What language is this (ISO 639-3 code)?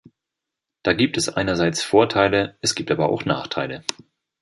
deu